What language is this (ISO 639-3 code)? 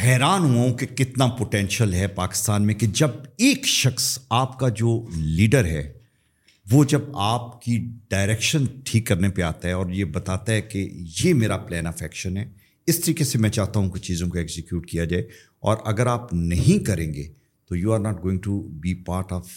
urd